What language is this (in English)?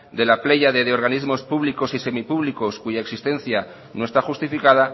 Spanish